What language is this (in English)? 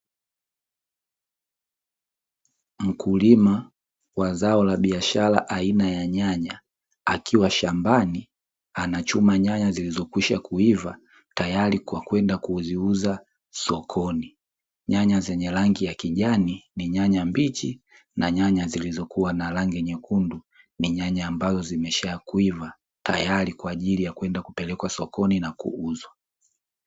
Swahili